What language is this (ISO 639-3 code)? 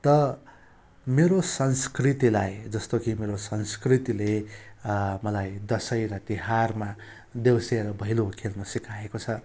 nep